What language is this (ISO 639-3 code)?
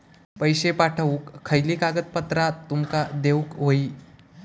mar